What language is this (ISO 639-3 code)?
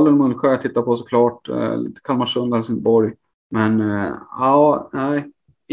swe